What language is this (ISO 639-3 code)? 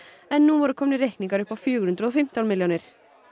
isl